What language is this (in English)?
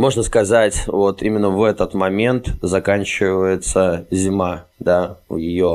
Russian